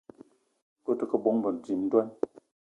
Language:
Eton (Cameroon)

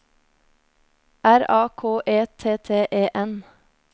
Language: Norwegian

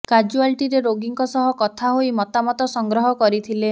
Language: Odia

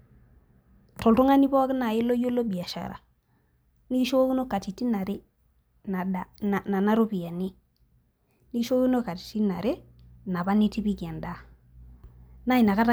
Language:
Masai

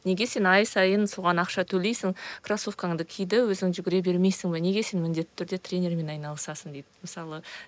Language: Kazakh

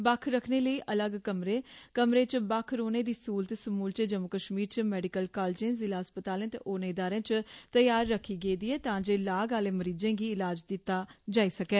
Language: Dogri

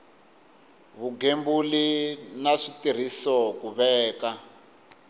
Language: Tsonga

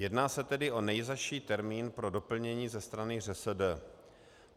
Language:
Czech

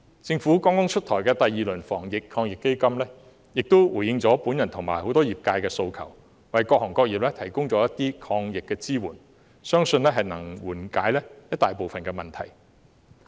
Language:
Cantonese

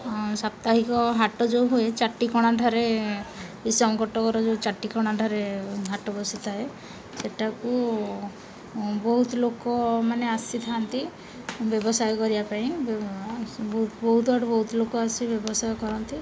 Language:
Odia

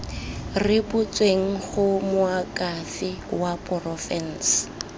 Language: Tswana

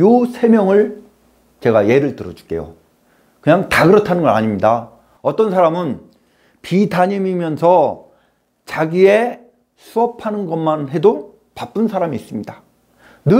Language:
Korean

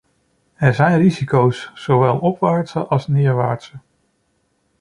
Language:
Dutch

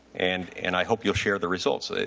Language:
English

